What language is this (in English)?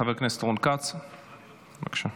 Hebrew